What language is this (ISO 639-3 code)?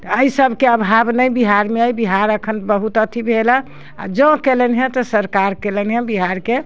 mai